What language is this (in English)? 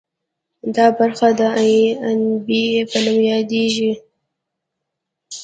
Pashto